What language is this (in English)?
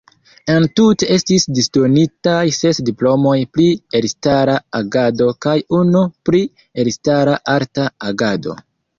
Esperanto